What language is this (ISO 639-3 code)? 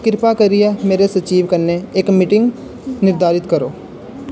doi